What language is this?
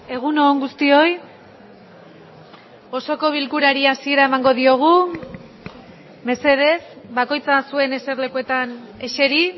Basque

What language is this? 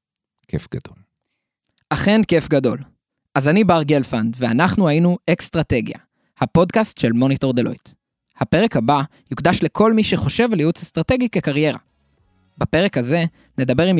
Hebrew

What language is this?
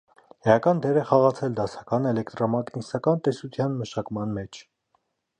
Armenian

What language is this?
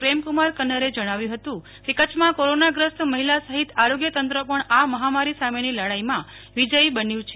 Gujarati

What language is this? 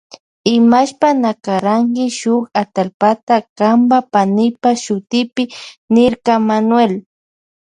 Loja Highland Quichua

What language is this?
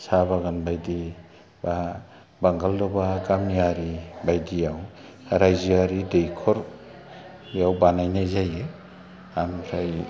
Bodo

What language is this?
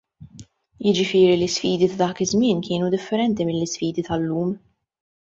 Maltese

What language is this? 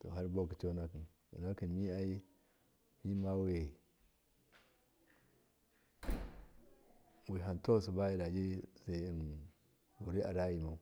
Miya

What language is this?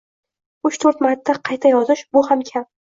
Uzbek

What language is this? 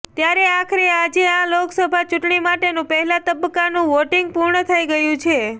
Gujarati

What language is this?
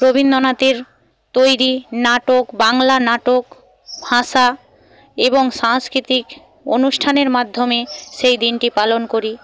Bangla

